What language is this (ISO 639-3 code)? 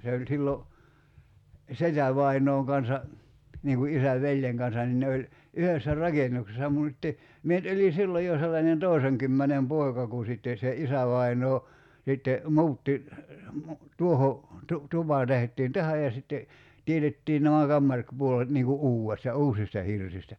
fin